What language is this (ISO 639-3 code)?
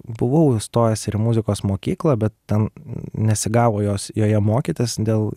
lit